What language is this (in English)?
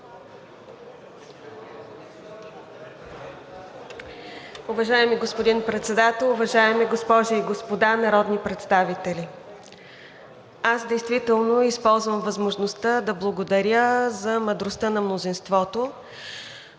Bulgarian